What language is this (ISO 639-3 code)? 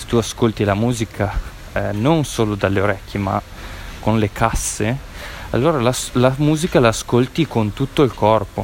ita